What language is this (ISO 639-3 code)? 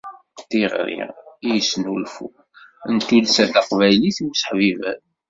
kab